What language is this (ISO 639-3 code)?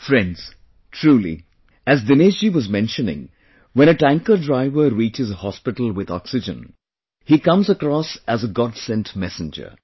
eng